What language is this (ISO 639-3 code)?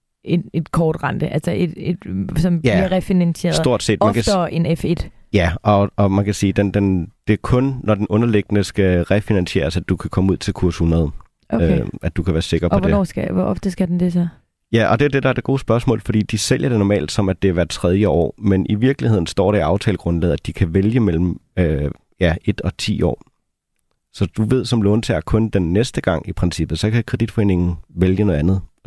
dan